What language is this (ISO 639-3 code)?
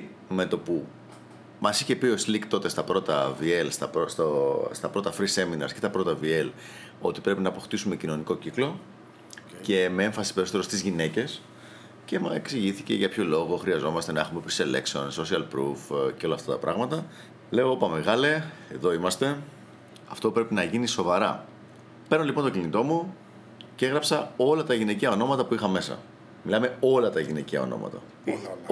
ell